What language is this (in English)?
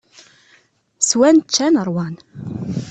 Kabyle